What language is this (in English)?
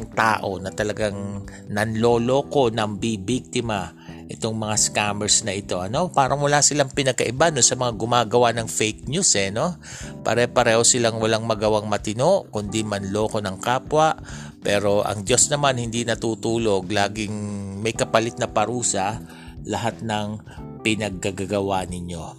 Filipino